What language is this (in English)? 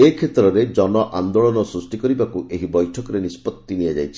Odia